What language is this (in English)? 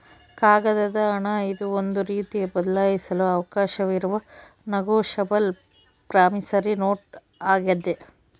Kannada